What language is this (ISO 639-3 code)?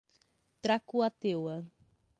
por